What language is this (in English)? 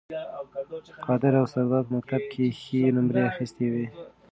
Pashto